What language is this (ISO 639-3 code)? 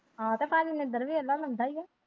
pan